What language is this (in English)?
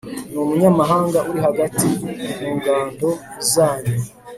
Kinyarwanda